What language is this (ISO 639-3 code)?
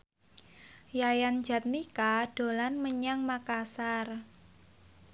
jav